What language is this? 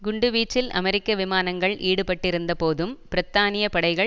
Tamil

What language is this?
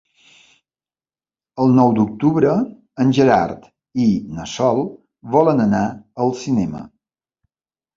Catalan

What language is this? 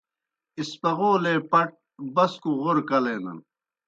Kohistani Shina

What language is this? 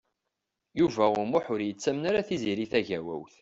Kabyle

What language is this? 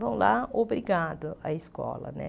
Portuguese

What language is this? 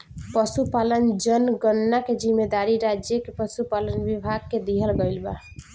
Bhojpuri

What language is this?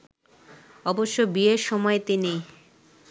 Bangla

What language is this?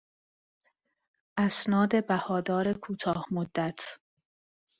Persian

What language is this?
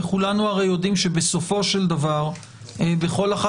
Hebrew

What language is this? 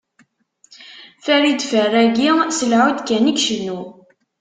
Kabyle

